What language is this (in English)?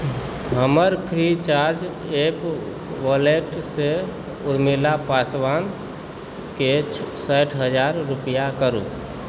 Maithili